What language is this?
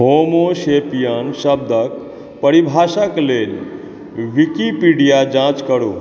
Maithili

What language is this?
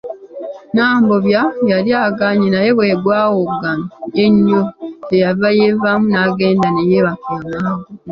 Ganda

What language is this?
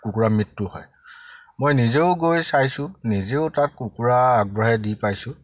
Assamese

